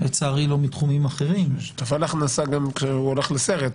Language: Hebrew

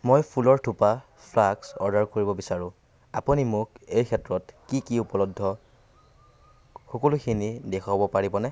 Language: Assamese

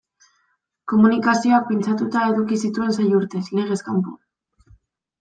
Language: Basque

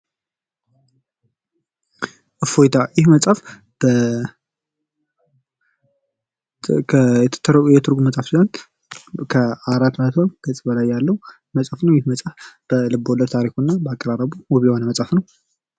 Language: Amharic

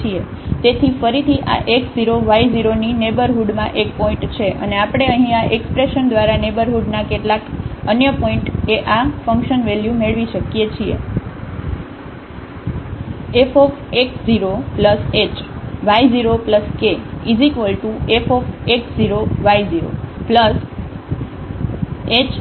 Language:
Gujarati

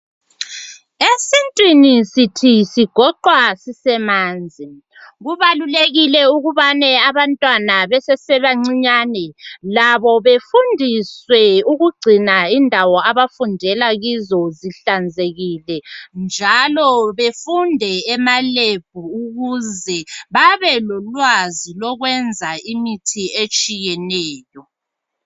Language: North Ndebele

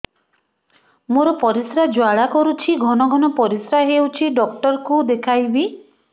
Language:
Odia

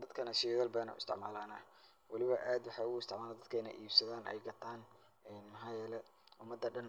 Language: Somali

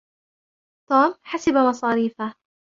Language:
Arabic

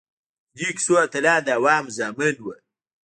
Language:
Pashto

